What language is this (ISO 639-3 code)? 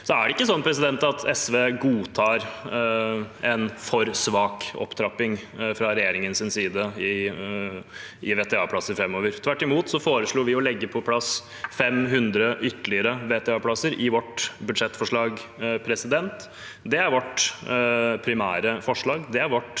nor